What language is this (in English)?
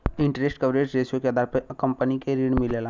Bhojpuri